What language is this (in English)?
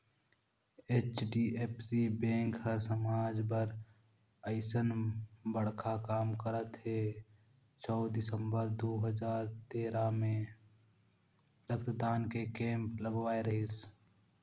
Chhattisgarhi